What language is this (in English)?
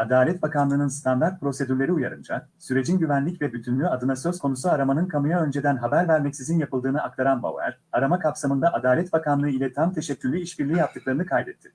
Turkish